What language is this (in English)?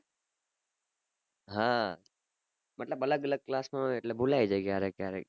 Gujarati